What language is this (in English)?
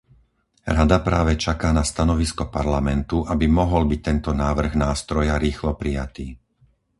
Slovak